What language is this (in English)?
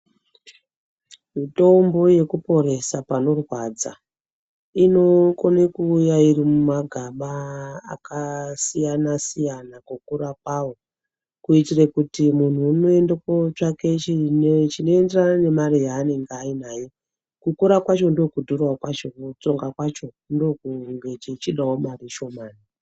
Ndau